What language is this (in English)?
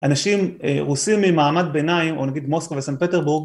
Hebrew